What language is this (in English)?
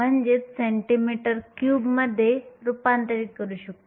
Marathi